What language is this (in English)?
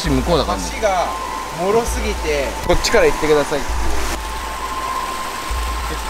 Japanese